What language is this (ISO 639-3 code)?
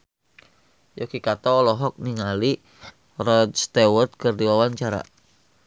sun